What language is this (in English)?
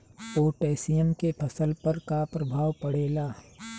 Bhojpuri